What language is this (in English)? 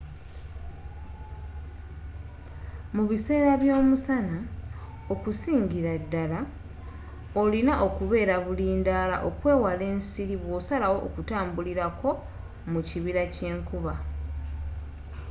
Ganda